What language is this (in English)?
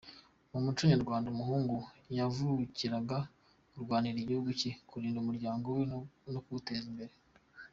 Kinyarwanda